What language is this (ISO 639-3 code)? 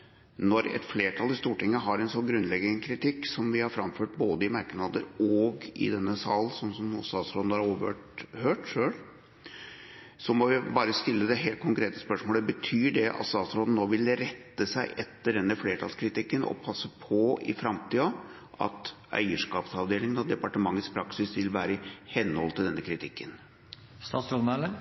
nob